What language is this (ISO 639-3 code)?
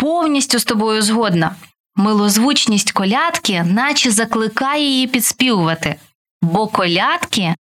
ukr